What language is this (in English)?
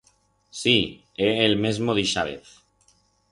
Aragonese